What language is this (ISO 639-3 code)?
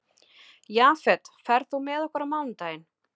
isl